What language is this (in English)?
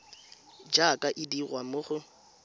Tswana